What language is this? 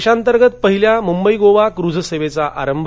Marathi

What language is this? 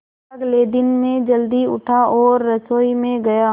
Hindi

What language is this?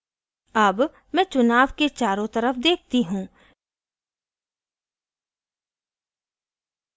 Hindi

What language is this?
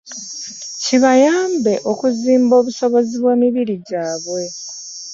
Ganda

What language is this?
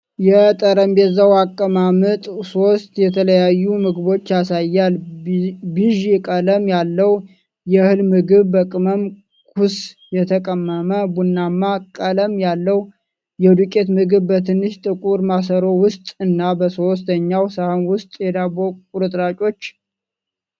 Amharic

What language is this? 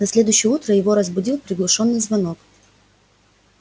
Russian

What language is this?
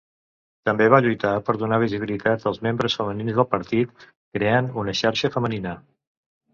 Catalan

